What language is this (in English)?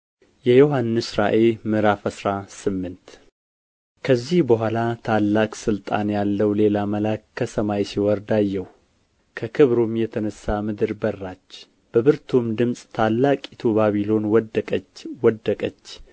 Amharic